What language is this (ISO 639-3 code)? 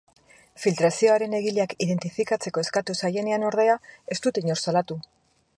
eus